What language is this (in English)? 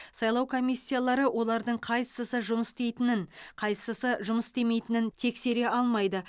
Kazakh